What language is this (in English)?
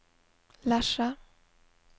Norwegian